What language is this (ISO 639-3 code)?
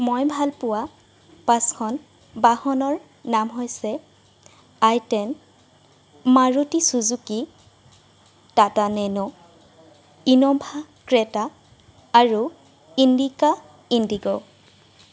asm